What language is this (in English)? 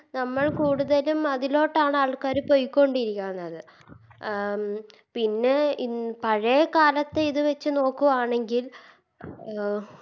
Malayalam